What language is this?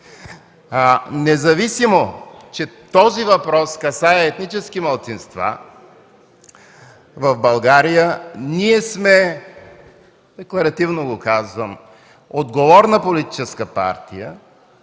Bulgarian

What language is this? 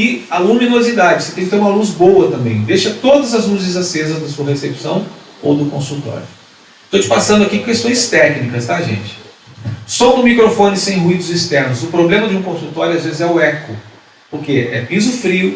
Portuguese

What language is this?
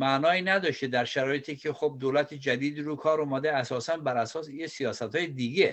Persian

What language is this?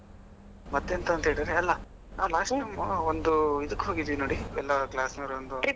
Kannada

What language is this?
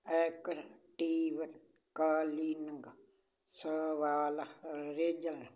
Punjabi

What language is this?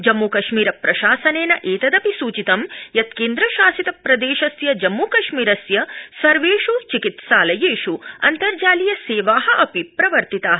Sanskrit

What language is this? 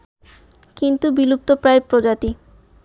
Bangla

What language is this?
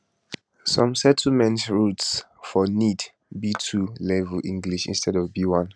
Nigerian Pidgin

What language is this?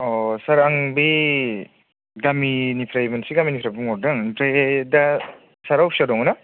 Bodo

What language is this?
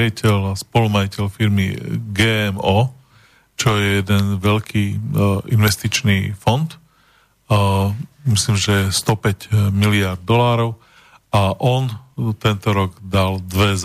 Slovak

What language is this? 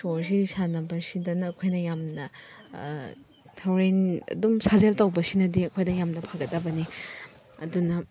Manipuri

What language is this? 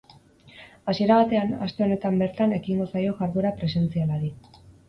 Basque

